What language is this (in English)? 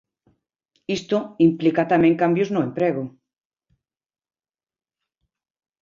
Galician